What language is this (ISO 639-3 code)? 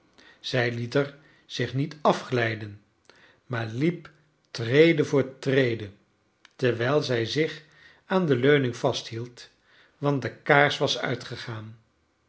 nld